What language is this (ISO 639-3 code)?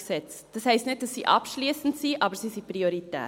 gsw